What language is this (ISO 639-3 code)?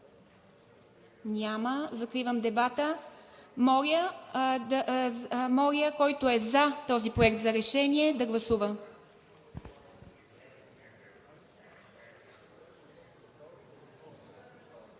bul